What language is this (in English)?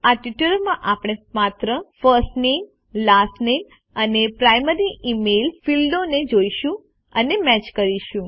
Gujarati